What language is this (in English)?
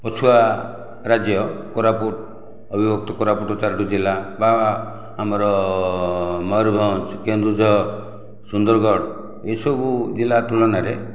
Odia